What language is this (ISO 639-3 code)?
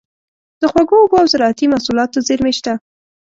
pus